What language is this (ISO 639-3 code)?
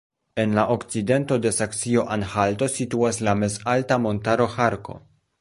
epo